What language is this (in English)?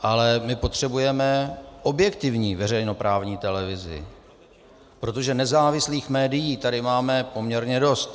Czech